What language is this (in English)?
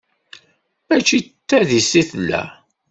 Kabyle